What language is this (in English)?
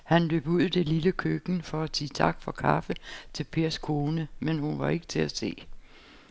Danish